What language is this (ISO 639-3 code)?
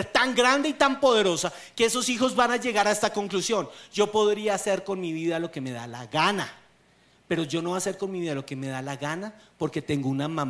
spa